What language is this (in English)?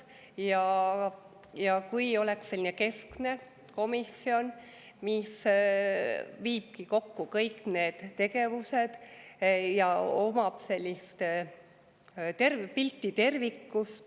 Estonian